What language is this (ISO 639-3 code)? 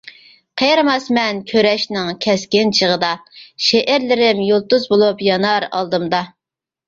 uig